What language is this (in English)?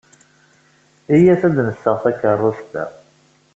Kabyle